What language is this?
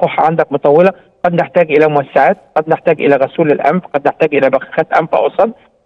Arabic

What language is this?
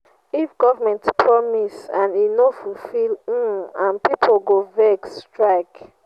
Nigerian Pidgin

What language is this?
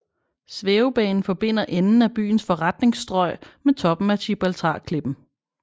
Danish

